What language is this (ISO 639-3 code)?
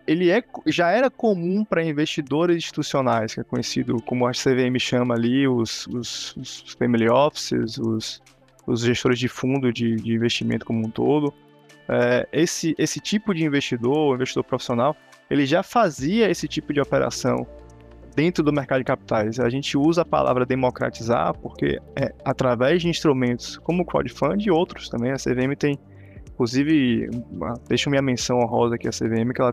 por